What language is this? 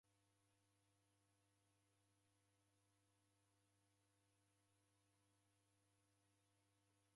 Taita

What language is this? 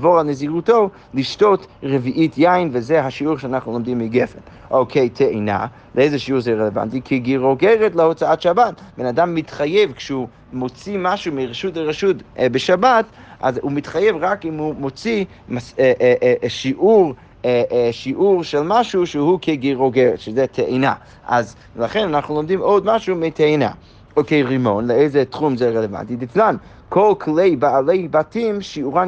Hebrew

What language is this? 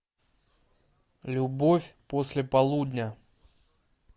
Russian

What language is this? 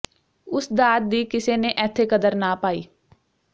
Punjabi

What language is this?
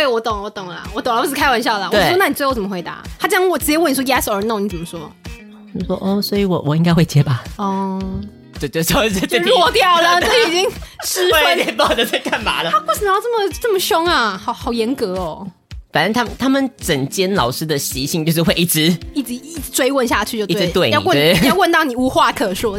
Chinese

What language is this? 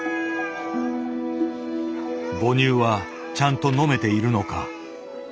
Japanese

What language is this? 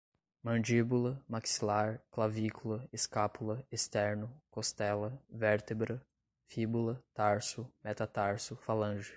Portuguese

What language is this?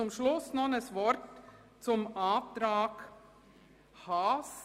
Swiss German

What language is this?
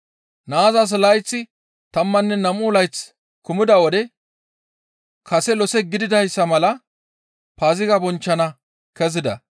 Gamo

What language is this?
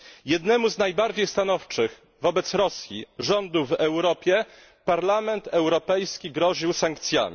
Polish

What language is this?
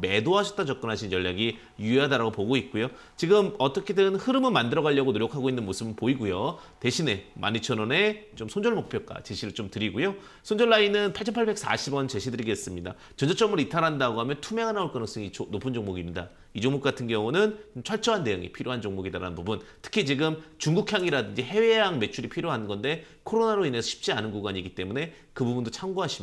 Korean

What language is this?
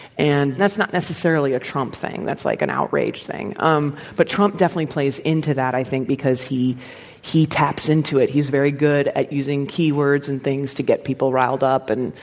English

